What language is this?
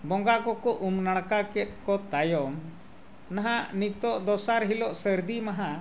Santali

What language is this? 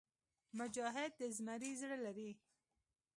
Pashto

